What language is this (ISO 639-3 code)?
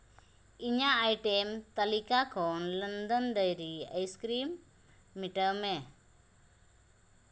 sat